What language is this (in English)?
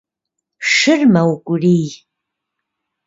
Kabardian